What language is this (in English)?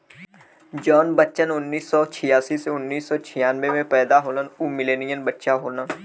Bhojpuri